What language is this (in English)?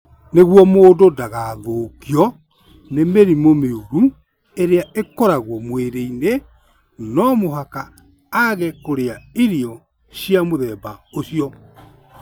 Kikuyu